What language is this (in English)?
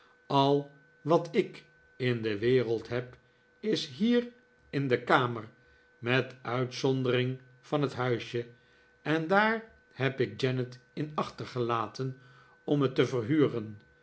Dutch